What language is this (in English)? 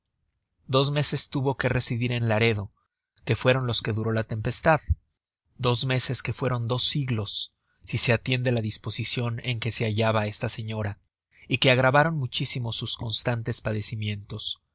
Spanish